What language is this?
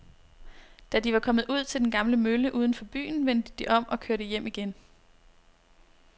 Danish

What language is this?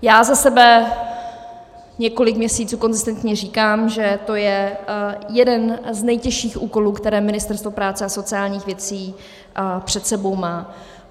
Czech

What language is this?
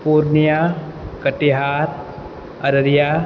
Maithili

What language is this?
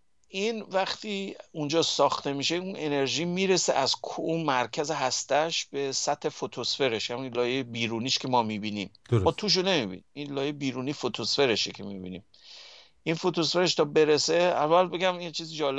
Persian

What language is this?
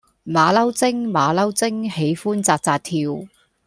Cantonese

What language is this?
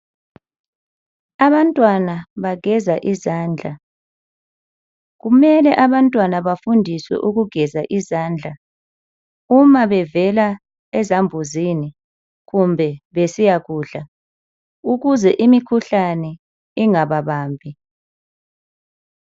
North Ndebele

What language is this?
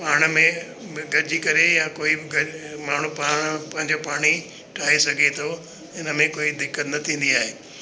Sindhi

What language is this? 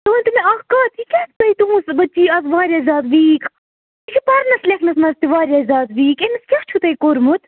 Kashmiri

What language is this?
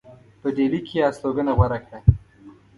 Pashto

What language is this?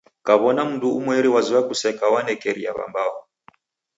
Taita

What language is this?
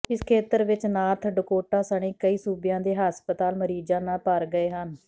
Punjabi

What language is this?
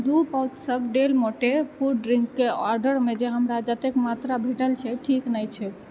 Maithili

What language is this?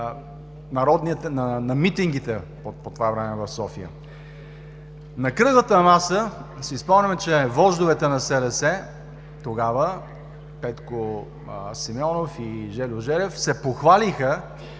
Bulgarian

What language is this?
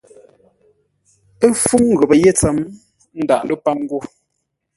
Ngombale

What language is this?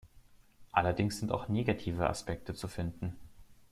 German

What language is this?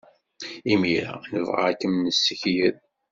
Kabyle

